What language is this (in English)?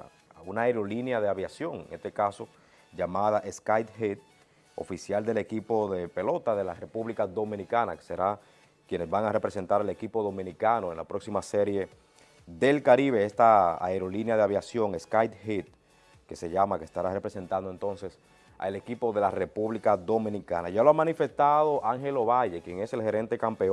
Spanish